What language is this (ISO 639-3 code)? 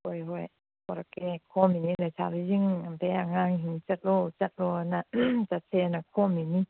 mni